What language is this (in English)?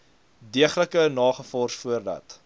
Afrikaans